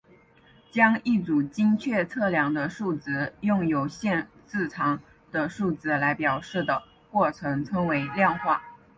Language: Chinese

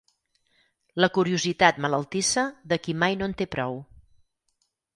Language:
Catalan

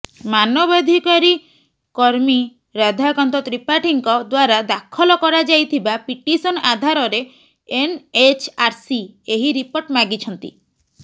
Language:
Odia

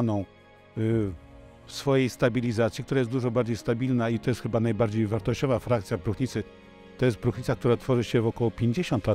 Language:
Polish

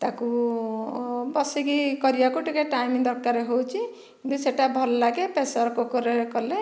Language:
Odia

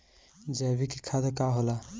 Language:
Bhojpuri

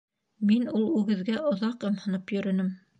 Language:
Bashkir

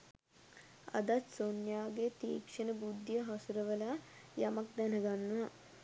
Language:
Sinhala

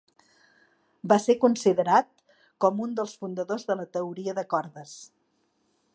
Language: Catalan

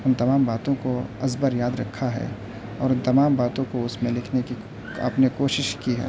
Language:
Urdu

